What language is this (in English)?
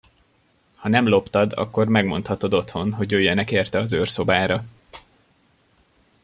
Hungarian